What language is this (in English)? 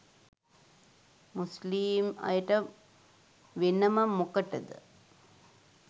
Sinhala